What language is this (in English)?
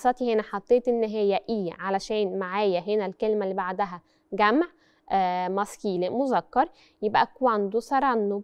Arabic